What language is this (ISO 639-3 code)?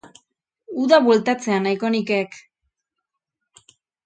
eus